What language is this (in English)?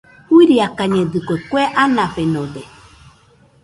Nüpode Huitoto